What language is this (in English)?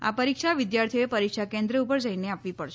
Gujarati